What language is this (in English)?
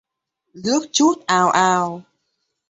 Vietnamese